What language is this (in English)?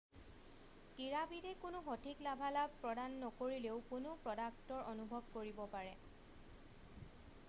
Assamese